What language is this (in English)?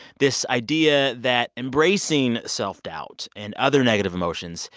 English